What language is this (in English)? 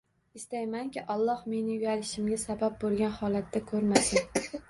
Uzbek